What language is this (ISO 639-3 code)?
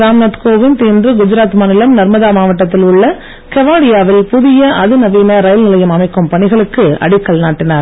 tam